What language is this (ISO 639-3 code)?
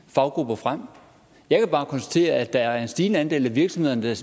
dan